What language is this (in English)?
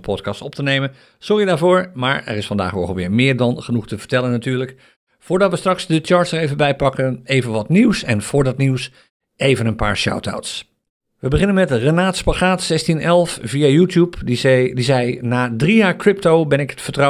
Dutch